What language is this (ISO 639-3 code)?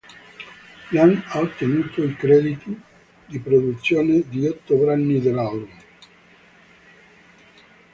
ita